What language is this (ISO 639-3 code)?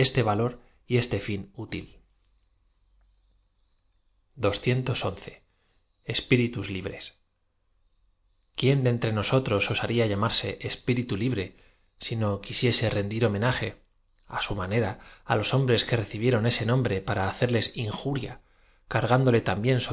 spa